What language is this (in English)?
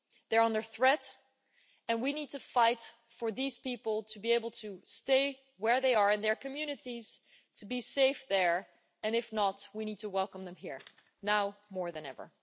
English